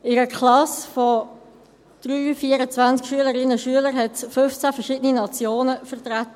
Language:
Swiss German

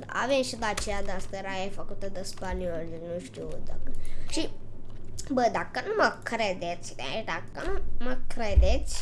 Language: Romanian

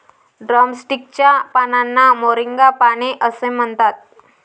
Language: Marathi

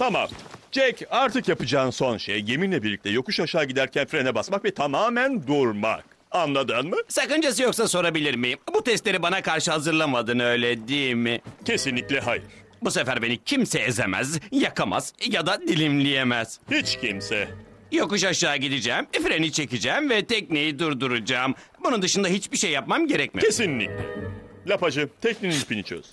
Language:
Turkish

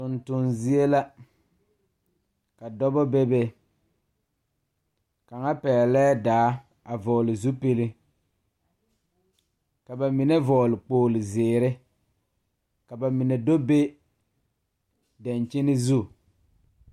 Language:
Southern Dagaare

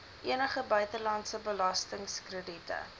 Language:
Afrikaans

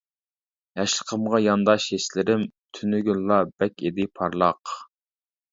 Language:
Uyghur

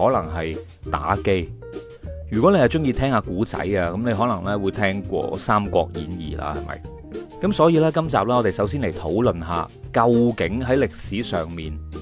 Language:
Chinese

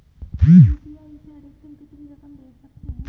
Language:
Hindi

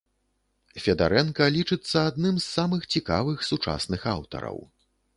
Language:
Belarusian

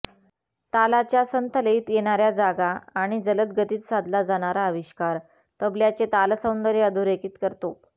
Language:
Marathi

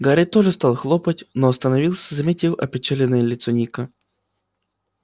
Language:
Russian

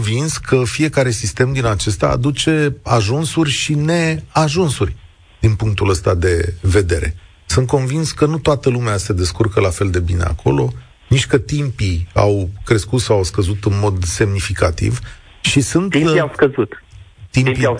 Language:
Romanian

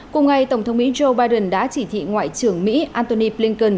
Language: Vietnamese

